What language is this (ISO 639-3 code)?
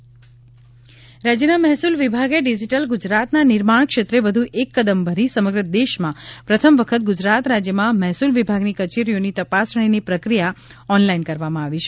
guj